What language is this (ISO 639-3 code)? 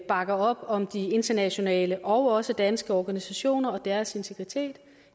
dan